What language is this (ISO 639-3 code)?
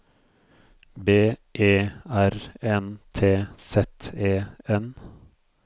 nor